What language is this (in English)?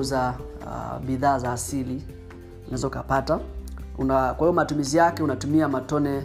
Swahili